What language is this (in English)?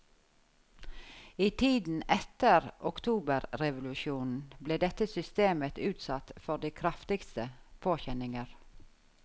Norwegian